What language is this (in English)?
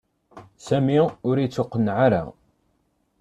Kabyle